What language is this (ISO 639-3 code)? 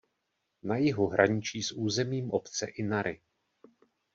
ces